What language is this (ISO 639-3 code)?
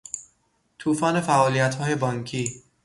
fas